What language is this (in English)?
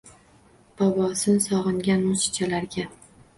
Uzbek